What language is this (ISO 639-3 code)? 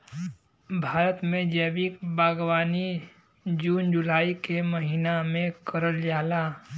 bho